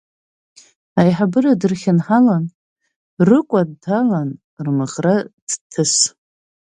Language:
Abkhazian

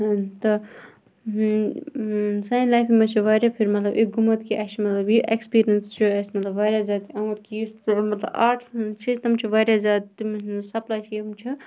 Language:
Kashmiri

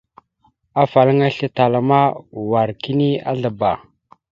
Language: Mada (Cameroon)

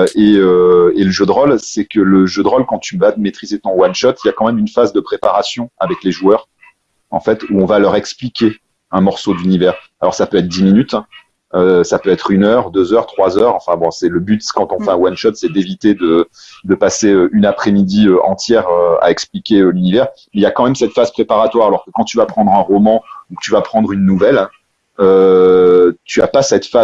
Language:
French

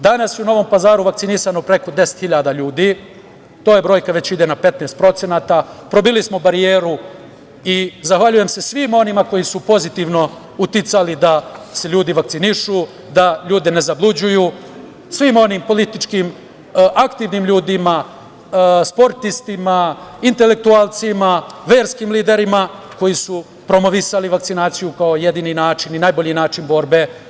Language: Serbian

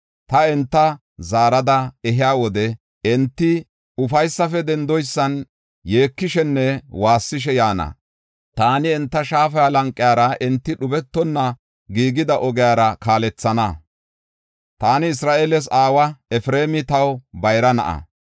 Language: Gofa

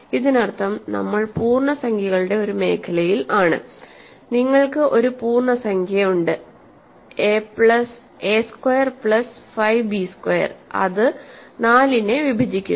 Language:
Malayalam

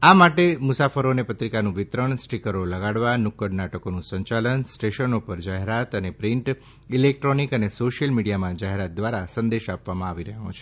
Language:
Gujarati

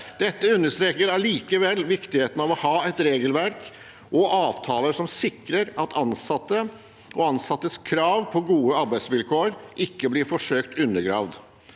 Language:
Norwegian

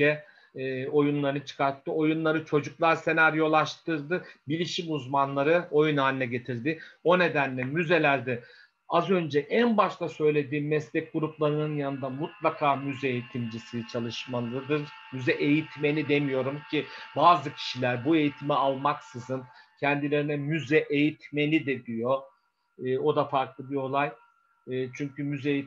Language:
Turkish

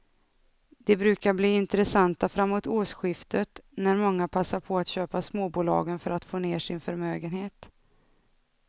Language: Swedish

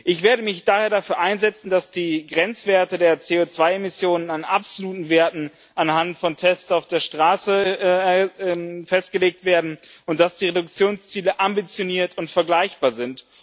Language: German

